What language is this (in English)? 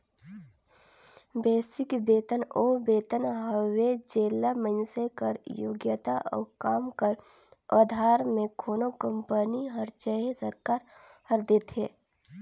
Chhattisgarhi